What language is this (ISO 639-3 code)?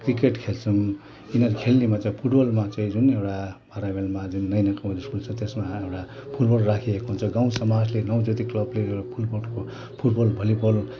nep